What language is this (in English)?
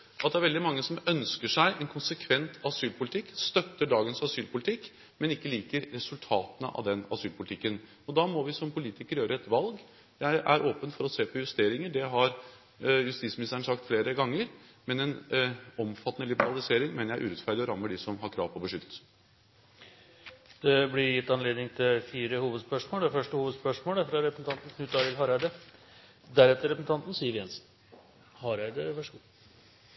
Norwegian